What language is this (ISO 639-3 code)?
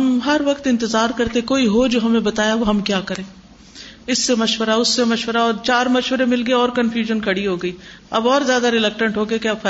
urd